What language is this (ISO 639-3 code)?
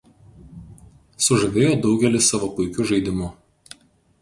lit